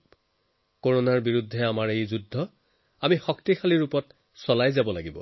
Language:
Assamese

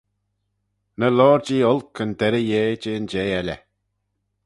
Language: Manx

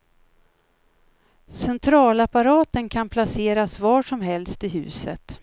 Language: Swedish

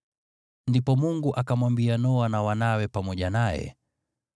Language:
Swahili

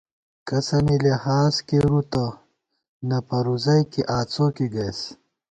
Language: Gawar-Bati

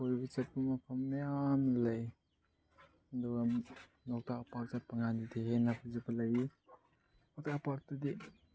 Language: Manipuri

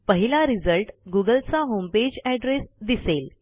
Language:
Marathi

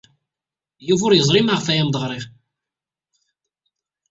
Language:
Kabyle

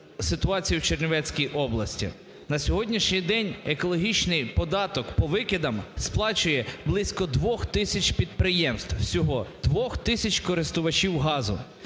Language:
Ukrainian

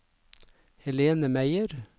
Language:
Norwegian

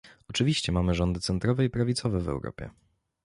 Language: Polish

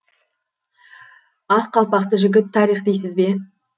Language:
Kazakh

